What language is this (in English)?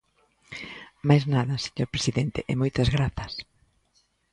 Galician